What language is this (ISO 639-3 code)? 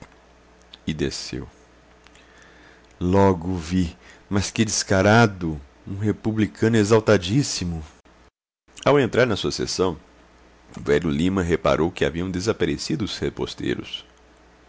por